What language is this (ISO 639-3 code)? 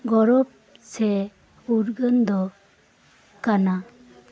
sat